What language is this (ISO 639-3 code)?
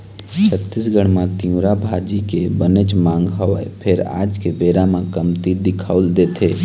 hne